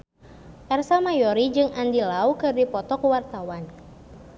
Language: Sundanese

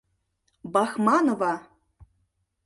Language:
Mari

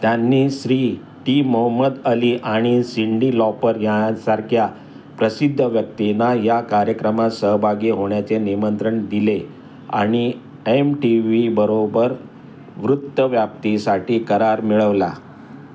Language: Marathi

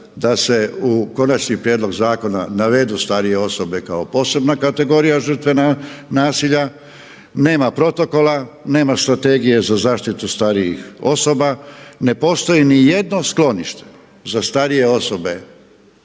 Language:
Croatian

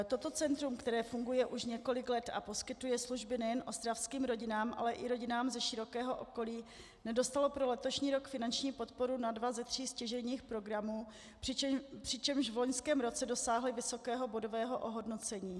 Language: Czech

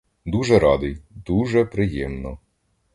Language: Ukrainian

